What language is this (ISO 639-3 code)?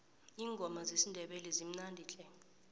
nbl